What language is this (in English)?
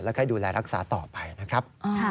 Thai